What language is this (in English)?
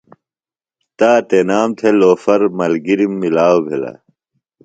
Phalura